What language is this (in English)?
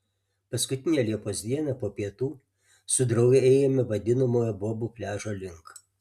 Lithuanian